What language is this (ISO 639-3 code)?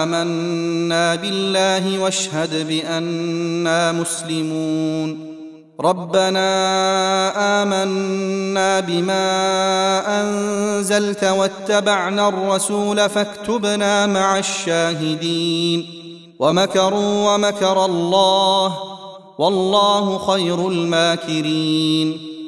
ara